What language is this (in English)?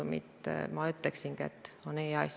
Estonian